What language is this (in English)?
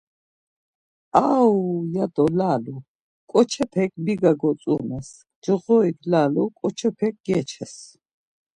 Laz